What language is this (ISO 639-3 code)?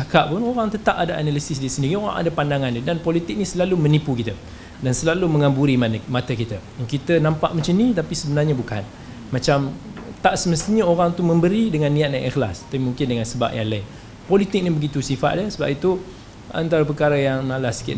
msa